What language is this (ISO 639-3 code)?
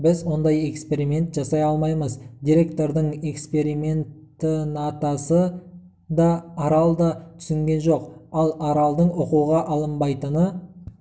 kaz